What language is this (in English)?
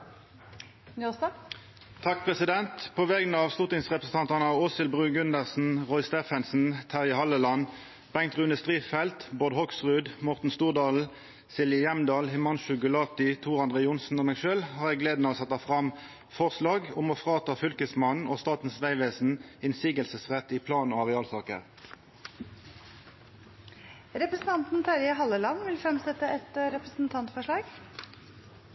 Norwegian